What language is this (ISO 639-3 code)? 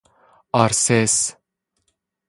fas